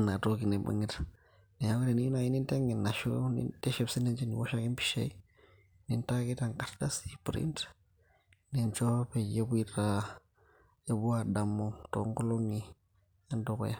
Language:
Masai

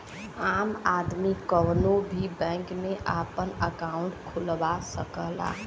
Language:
Bhojpuri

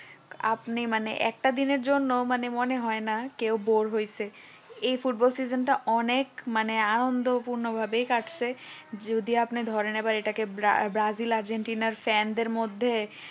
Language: Bangla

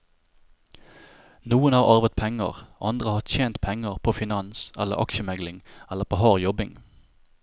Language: Norwegian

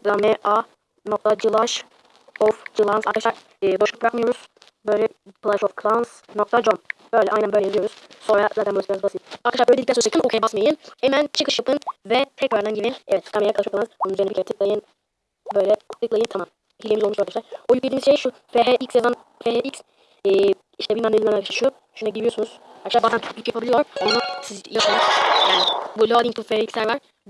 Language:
Turkish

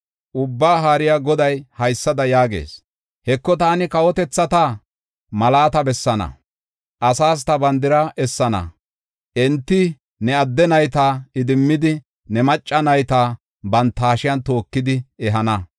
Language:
Gofa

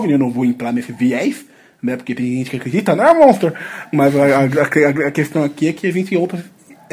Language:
Portuguese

